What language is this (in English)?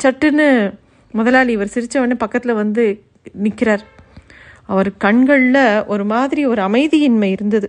Tamil